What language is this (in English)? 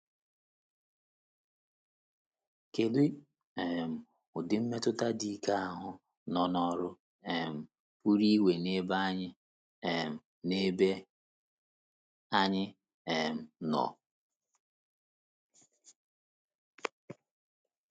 Igbo